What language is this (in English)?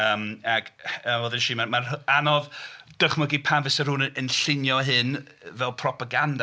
Welsh